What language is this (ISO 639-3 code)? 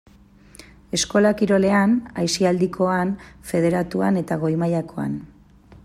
eus